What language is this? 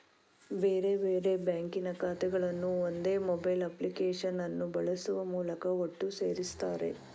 Kannada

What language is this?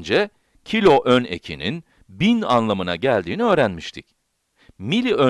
Turkish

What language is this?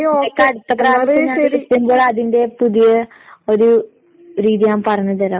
Malayalam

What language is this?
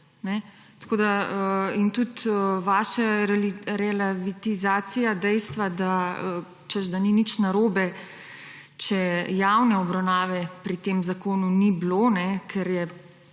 Slovenian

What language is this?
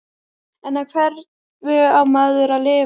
Icelandic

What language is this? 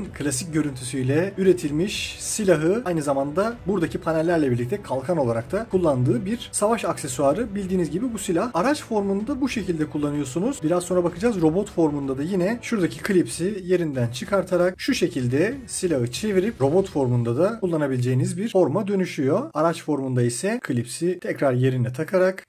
Turkish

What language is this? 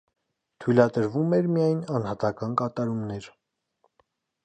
Armenian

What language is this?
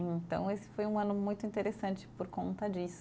Portuguese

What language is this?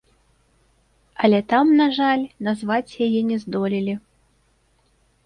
Belarusian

